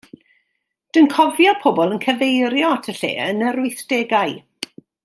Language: Welsh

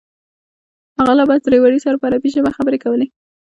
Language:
Pashto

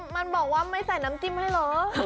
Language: Thai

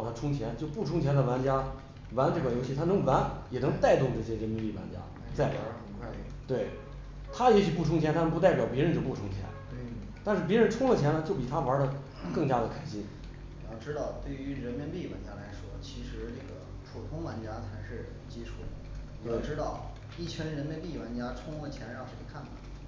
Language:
Chinese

